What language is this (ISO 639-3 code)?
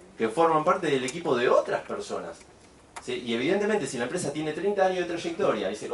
spa